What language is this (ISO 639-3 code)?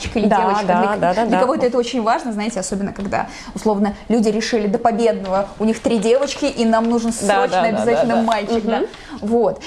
rus